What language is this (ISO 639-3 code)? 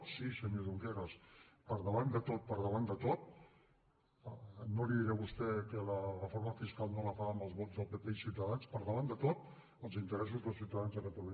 cat